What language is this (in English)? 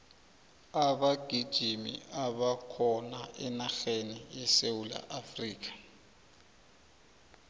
South Ndebele